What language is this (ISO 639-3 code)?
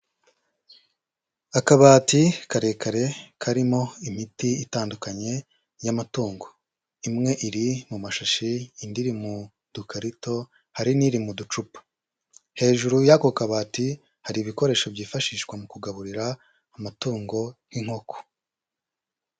kin